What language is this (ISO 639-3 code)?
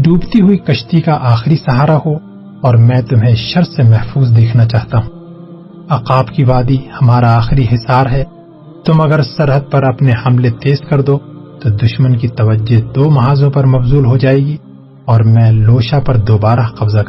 urd